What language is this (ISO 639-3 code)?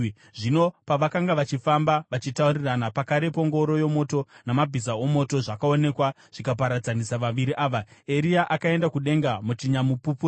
sna